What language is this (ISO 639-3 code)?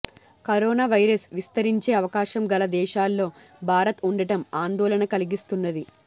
tel